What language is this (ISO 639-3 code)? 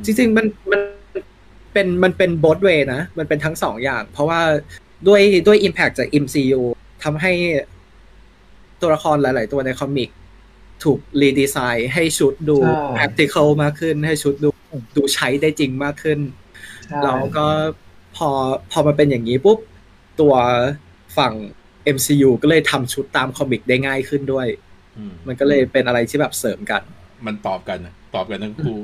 tha